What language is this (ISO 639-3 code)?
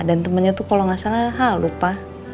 ind